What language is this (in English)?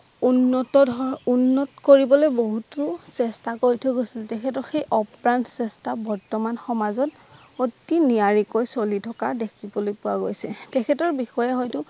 Assamese